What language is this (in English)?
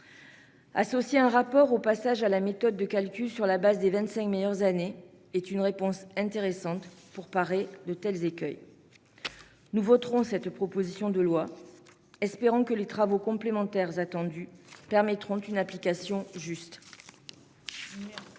French